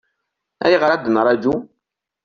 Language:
Kabyle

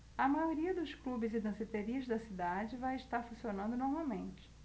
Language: Portuguese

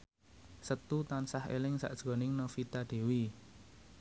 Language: Javanese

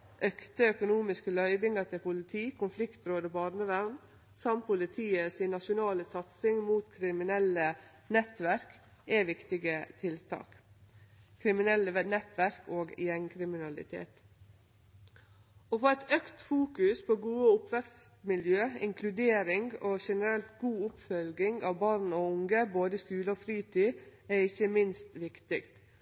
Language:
Norwegian Nynorsk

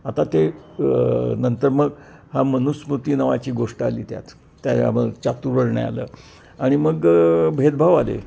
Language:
Marathi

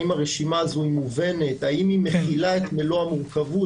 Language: Hebrew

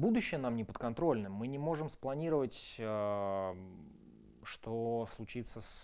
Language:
Russian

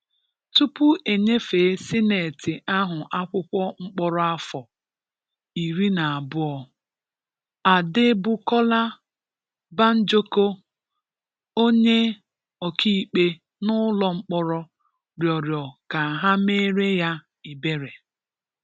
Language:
Igbo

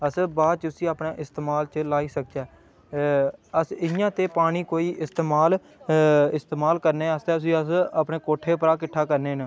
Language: Dogri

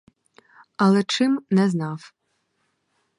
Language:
Ukrainian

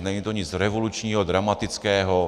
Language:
Czech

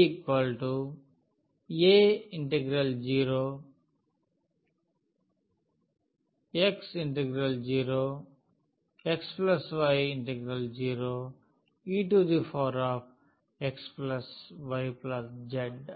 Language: Telugu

